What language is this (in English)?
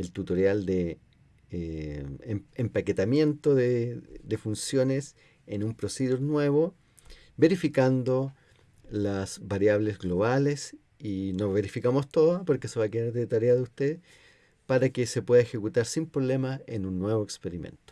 Spanish